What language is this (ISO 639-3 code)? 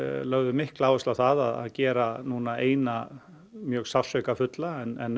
isl